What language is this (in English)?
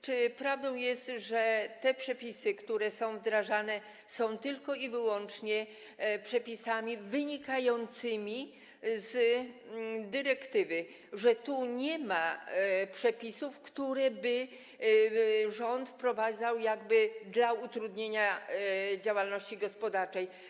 Polish